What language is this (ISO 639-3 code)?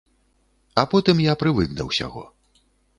bel